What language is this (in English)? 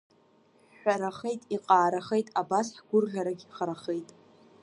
Abkhazian